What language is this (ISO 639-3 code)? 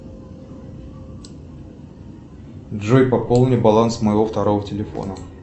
rus